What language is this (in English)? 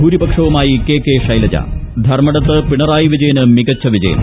Malayalam